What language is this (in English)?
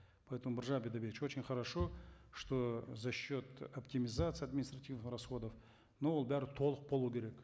Kazakh